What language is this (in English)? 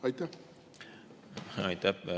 Estonian